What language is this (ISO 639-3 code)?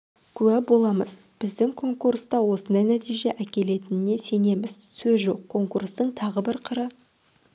kaz